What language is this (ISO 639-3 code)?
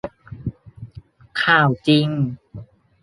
tha